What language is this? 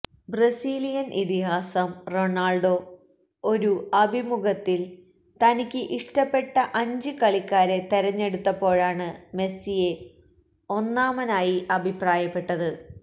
Malayalam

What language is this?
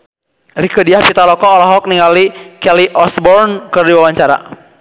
Sundanese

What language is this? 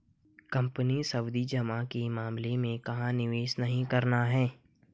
Hindi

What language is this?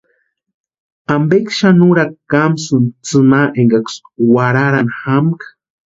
Western Highland Purepecha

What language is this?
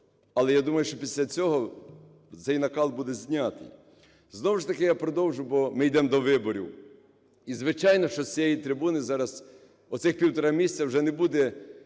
Ukrainian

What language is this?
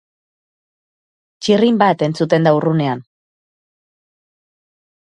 Basque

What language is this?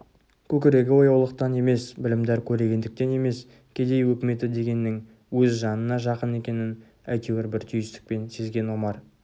Kazakh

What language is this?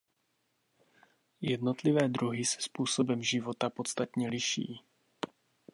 Czech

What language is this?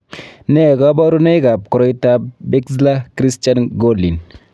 Kalenjin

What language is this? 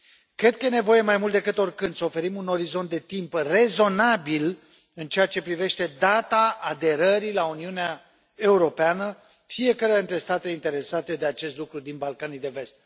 Romanian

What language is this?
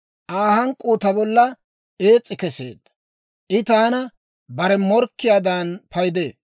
Dawro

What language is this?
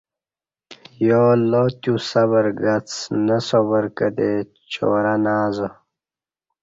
Kati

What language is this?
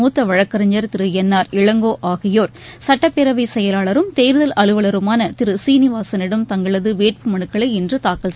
Tamil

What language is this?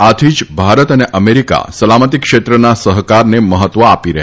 Gujarati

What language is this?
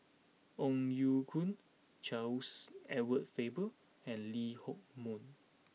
English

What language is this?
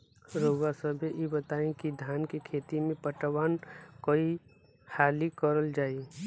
Bhojpuri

